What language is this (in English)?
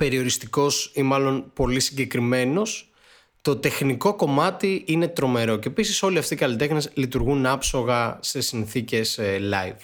Greek